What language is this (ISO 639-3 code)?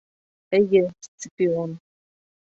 bak